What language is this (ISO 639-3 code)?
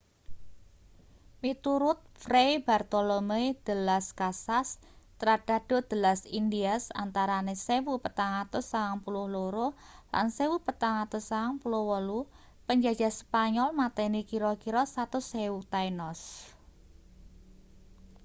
jav